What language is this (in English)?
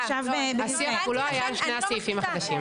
Hebrew